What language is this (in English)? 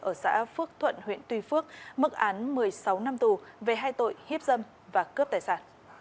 Vietnamese